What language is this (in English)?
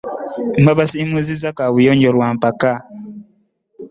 Ganda